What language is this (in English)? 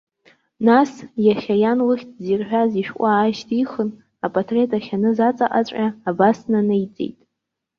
Abkhazian